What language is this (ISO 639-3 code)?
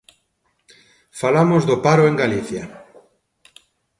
glg